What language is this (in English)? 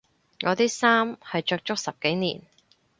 Cantonese